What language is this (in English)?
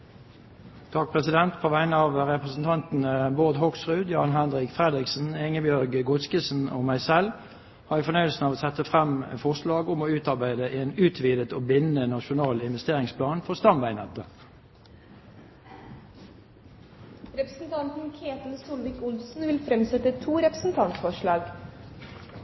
Norwegian